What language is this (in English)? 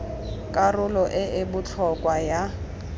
Tswana